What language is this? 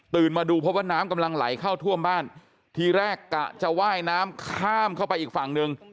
Thai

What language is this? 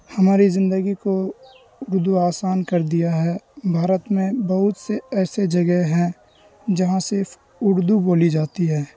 Urdu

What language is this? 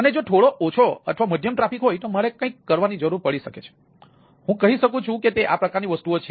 Gujarati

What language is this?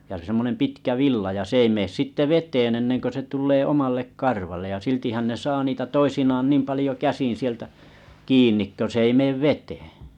Finnish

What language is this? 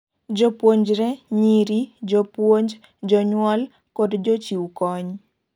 Luo (Kenya and Tanzania)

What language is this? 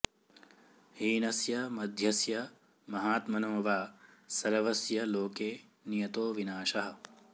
Sanskrit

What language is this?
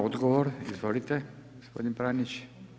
Croatian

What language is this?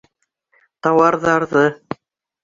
Bashkir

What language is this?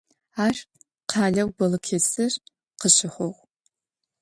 Adyghe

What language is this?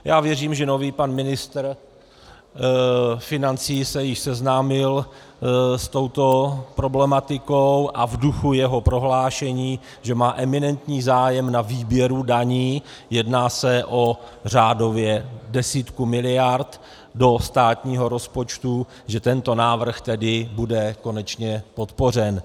Czech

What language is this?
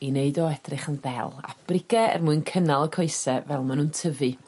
Welsh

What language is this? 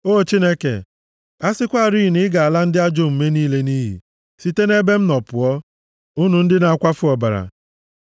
Igbo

